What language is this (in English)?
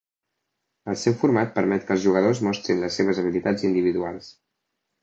Catalan